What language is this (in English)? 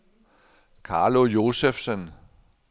Danish